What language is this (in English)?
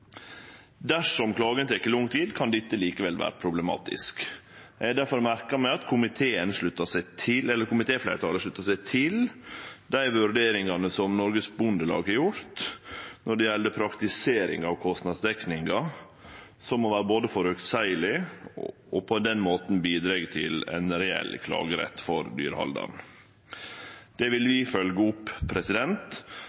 Norwegian Nynorsk